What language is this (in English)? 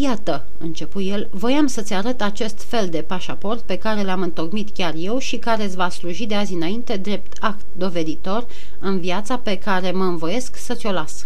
Romanian